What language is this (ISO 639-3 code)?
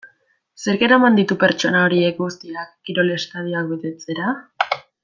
eus